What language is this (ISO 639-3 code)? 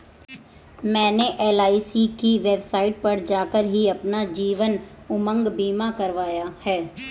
hin